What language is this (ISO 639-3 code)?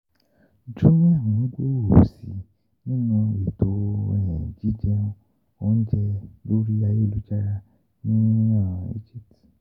yor